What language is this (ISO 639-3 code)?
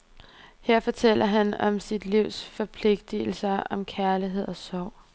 dan